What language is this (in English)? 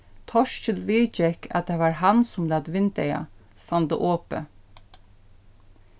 Faroese